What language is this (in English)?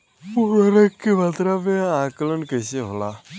Bhojpuri